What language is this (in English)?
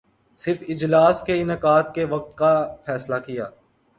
Urdu